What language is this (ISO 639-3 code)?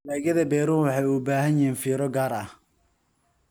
som